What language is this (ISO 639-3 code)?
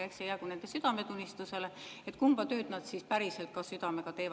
est